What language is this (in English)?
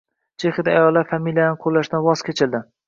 Uzbek